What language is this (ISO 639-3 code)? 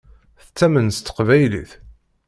kab